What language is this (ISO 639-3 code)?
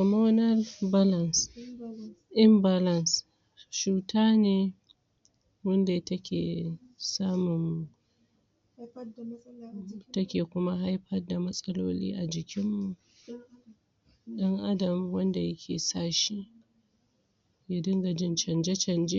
hau